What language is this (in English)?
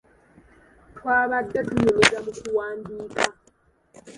Ganda